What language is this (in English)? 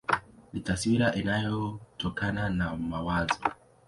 Swahili